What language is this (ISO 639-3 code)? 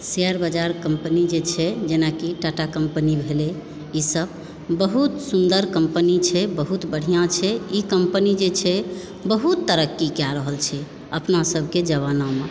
mai